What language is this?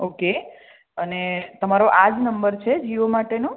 Gujarati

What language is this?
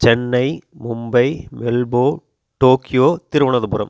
Tamil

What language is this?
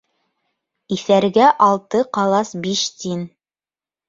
Bashkir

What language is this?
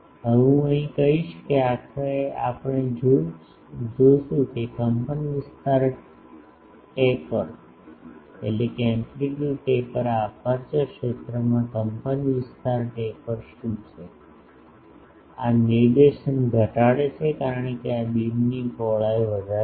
Gujarati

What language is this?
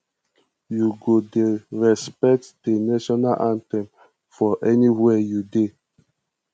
Nigerian Pidgin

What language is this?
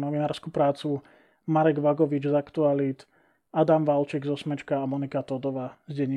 Slovak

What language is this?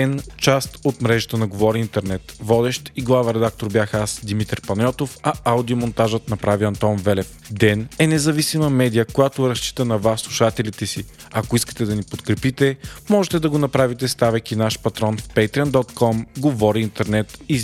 Bulgarian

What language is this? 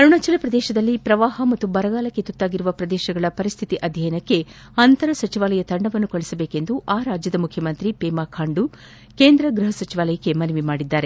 Kannada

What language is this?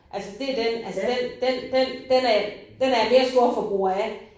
Danish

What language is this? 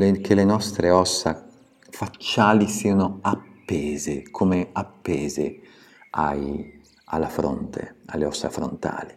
Italian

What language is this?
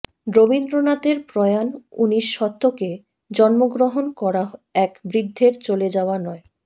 Bangla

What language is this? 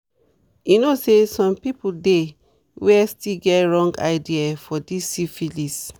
Nigerian Pidgin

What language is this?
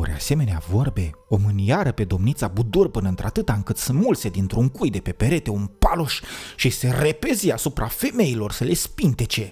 Romanian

